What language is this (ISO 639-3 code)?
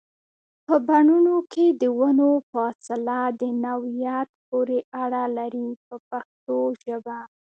pus